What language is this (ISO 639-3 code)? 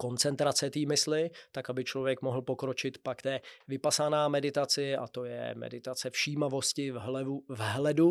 ces